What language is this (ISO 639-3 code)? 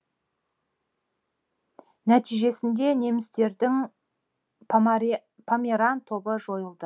kaz